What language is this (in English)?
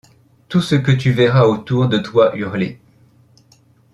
French